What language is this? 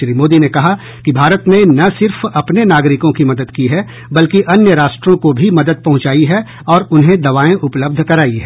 Hindi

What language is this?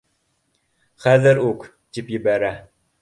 Bashkir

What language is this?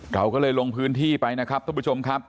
Thai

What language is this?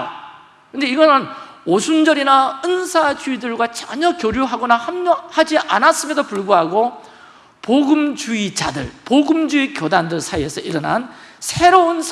Korean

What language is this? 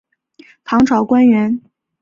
Chinese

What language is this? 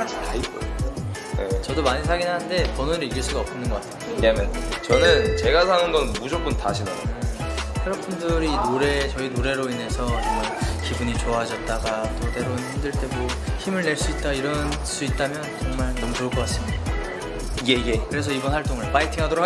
Korean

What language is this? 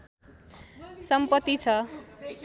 Nepali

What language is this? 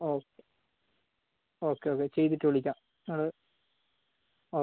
Malayalam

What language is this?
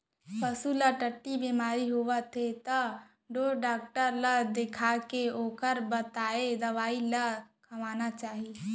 Chhattisgarhi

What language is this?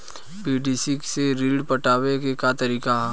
Bhojpuri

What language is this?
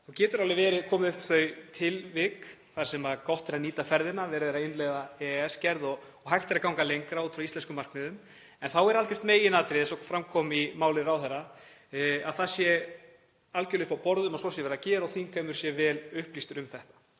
Icelandic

